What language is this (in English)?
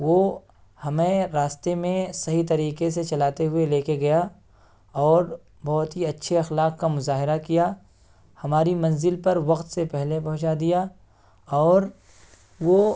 Urdu